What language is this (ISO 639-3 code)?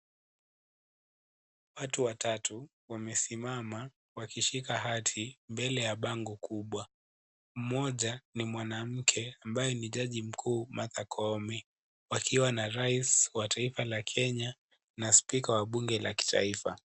swa